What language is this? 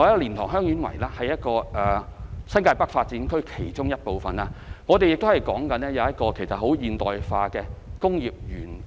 Cantonese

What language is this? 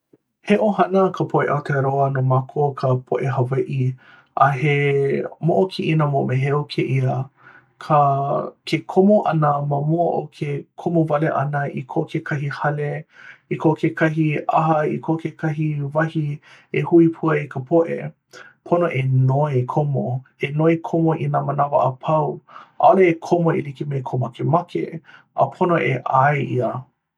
Hawaiian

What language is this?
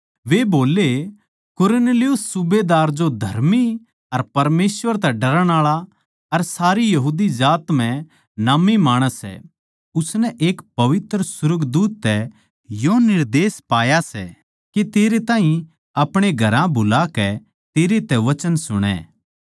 Haryanvi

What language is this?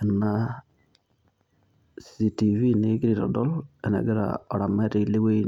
Masai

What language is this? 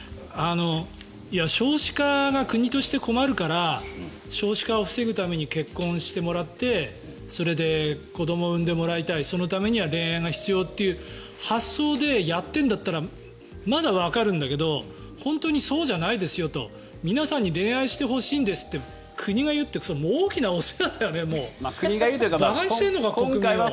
Japanese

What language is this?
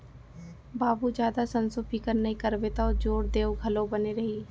Chhattisgarhi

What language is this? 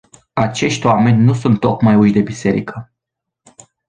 Romanian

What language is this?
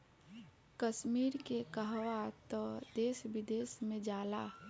Bhojpuri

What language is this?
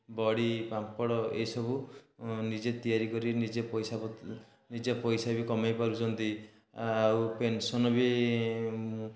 Odia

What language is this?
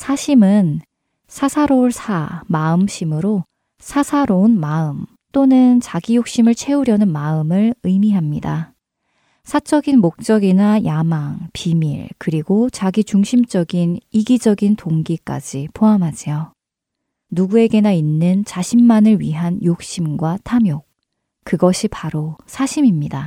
Korean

